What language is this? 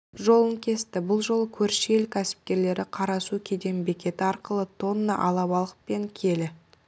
Kazakh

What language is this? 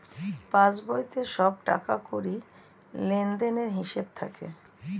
Bangla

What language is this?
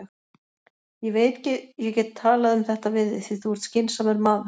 Icelandic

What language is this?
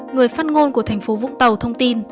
Vietnamese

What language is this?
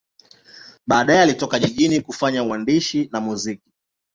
Swahili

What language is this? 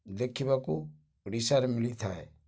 Odia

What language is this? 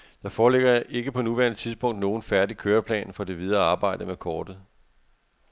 Danish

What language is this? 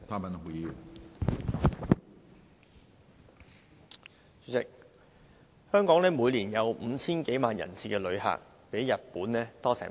Cantonese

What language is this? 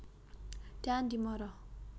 Javanese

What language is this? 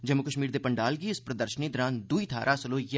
Dogri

